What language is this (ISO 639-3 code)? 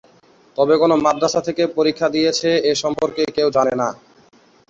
ben